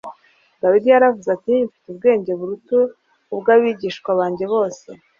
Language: Kinyarwanda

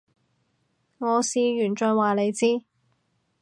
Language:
Cantonese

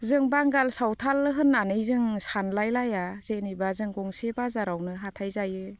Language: Bodo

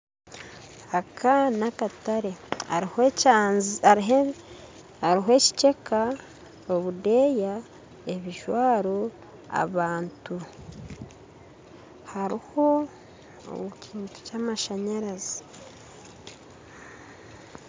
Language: Nyankole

